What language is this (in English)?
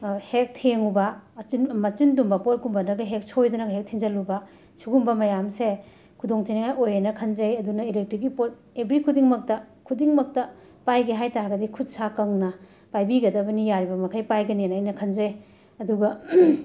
Manipuri